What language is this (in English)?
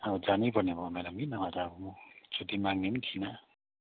Nepali